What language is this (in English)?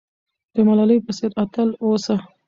Pashto